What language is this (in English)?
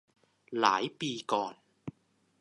Thai